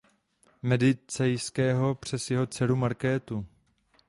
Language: Czech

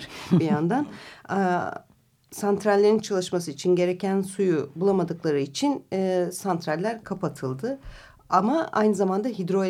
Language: Turkish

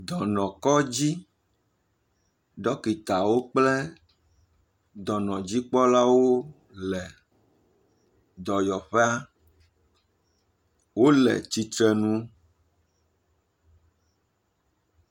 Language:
Ewe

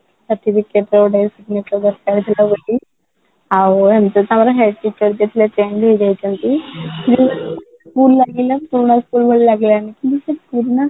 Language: Odia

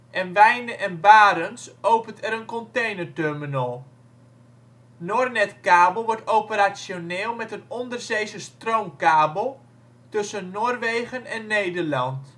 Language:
Dutch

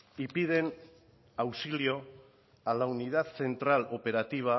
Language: Spanish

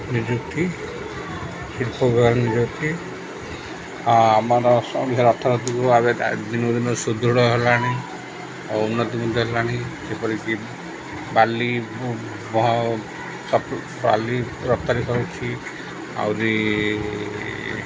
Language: Odia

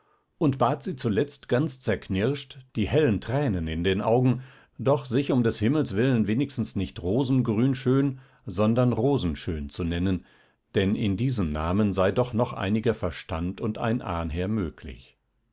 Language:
German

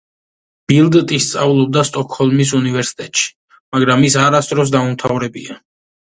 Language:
Georgian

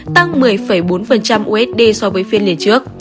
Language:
Vietnamese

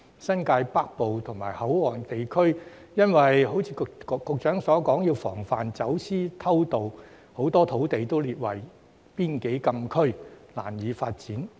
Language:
Cantonese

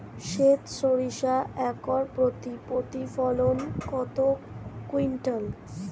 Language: Bangla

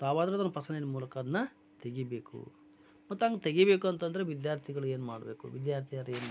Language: Kannada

